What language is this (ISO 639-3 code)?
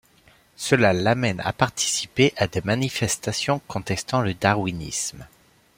fra